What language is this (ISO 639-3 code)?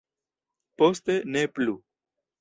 epo